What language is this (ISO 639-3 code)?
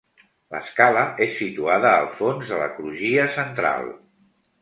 cat